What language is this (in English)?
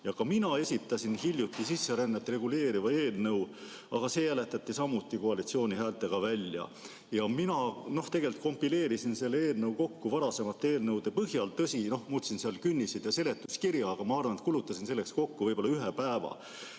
Estonian